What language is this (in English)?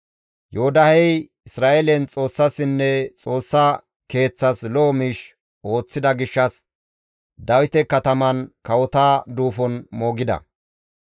Gamo